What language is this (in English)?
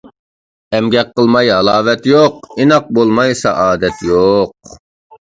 Uyghur